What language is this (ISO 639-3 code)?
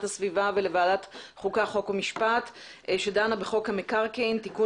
heb